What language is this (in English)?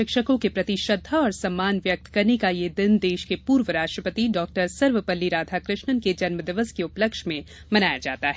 Hindi